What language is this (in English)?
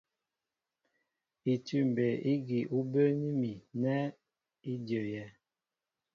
Mbo (Cameroon)